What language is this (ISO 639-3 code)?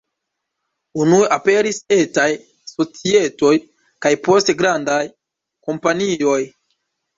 epo